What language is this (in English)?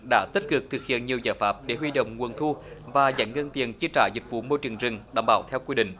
Vietnamese